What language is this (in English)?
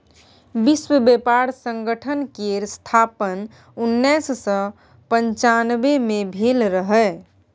Maithili